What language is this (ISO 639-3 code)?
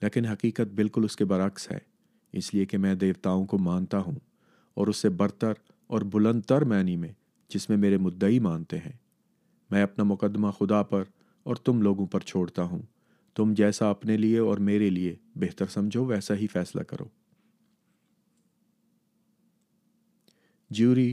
urd